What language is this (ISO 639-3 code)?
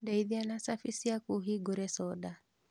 kik